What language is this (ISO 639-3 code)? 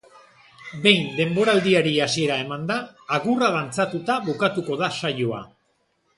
eus